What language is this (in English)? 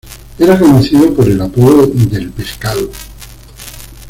Spanish